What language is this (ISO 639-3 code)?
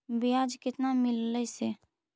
mag